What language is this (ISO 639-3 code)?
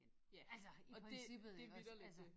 dan